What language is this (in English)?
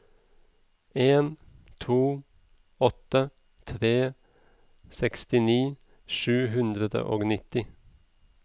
Norwegian